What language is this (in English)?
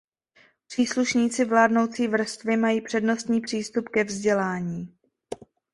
Czech